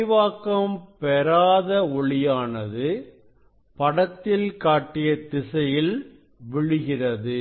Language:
Tamil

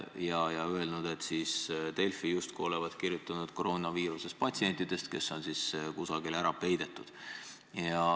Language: Estonian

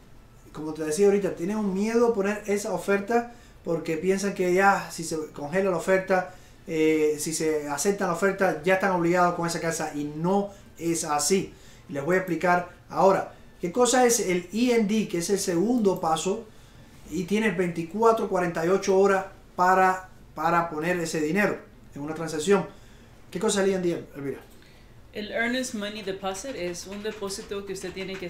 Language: Spanish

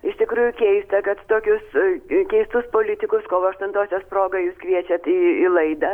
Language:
Lithuanian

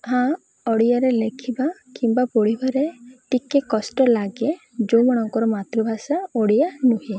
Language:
Odia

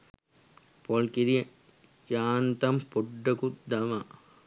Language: Sinhala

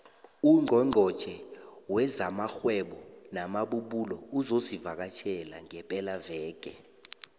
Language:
South Ndebele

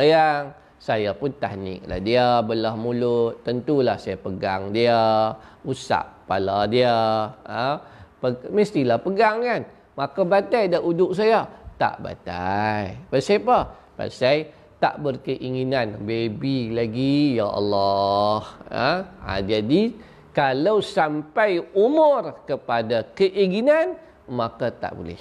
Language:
Malay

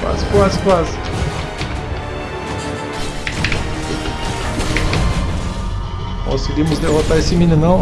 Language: Portuguese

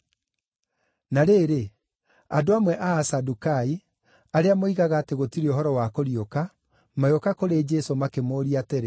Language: Kikuyu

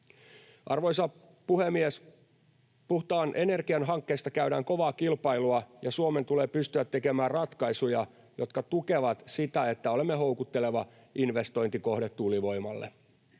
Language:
Finnish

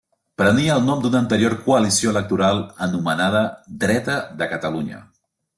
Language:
Catalan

